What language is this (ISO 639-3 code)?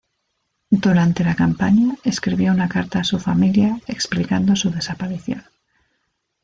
spa